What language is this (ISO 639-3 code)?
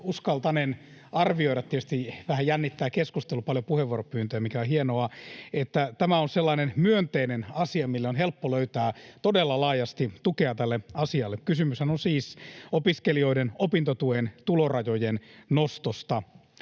fin